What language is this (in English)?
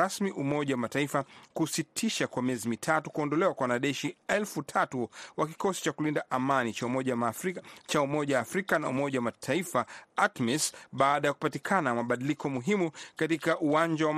Swahili